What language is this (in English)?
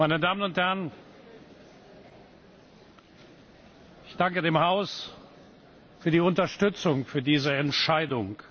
German